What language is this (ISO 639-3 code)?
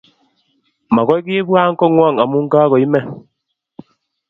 kln